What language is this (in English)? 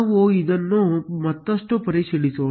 Kannada